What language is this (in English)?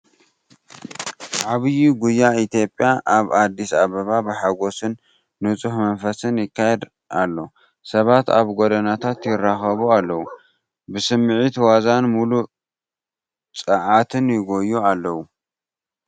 Tigrinya